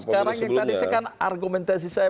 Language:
Indonesian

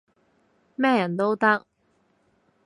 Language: Cantonese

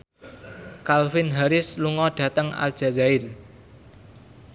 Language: Javanese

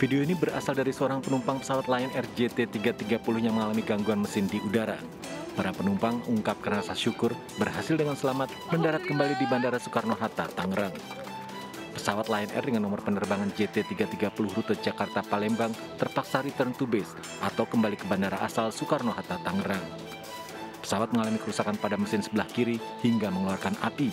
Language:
Indonesian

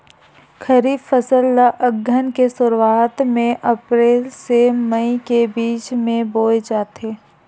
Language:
Chhattisgarhi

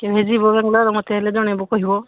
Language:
Odia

